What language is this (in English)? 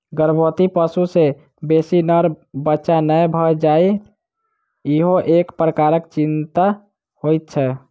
Maithili